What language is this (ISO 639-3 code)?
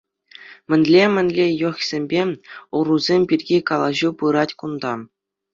chv